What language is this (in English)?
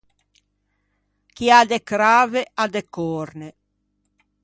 Ligurian